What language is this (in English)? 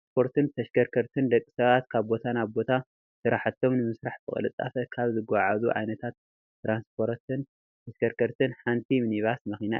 Tigrinya